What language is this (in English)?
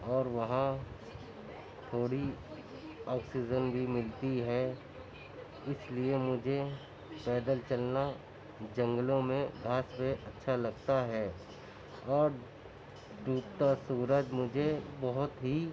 Urdu